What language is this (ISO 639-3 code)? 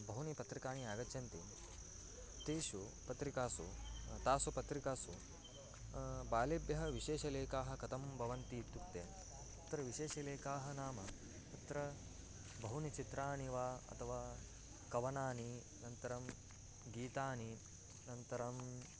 san